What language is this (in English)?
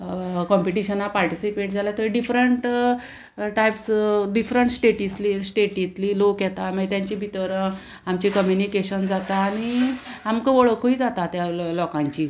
Konkani